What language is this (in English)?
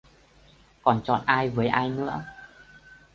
Vietnamese